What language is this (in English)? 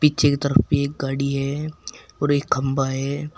Hindi